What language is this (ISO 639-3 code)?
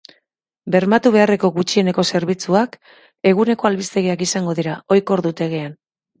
eus